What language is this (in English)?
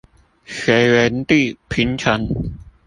Chinese